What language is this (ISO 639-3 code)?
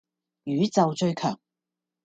yue